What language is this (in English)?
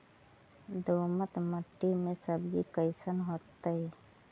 Magahi